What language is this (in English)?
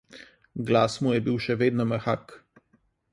Slovenian